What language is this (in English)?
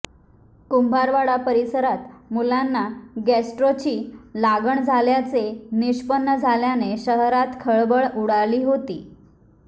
Marathi